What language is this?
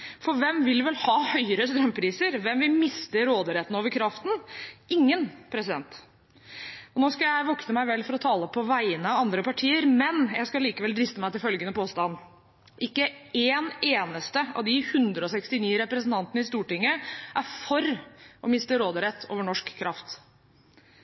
Norwegian Bokmål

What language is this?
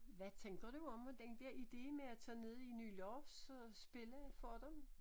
Danish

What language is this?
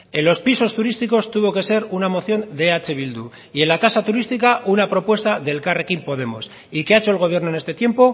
Spanish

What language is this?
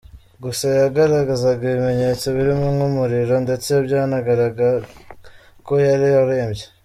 Kinyarwanda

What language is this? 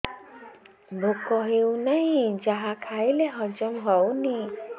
Odia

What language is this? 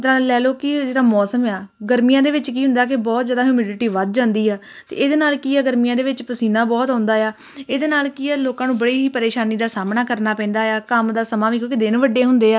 Punjabi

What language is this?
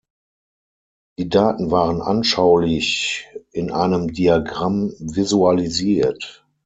German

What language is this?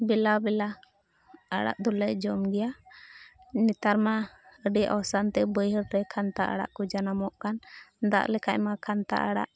Santali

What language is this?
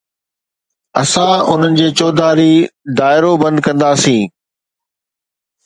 Sindhi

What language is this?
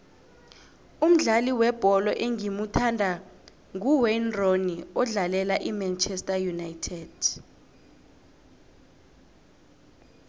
South Ndebele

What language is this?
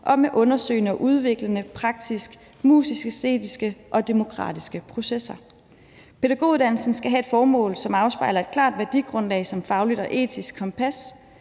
Danish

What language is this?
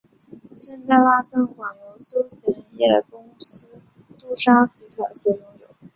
Chinese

